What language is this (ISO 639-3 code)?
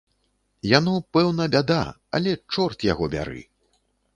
bel